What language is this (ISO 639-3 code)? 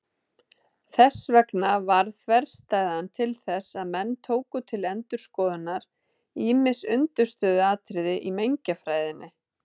isl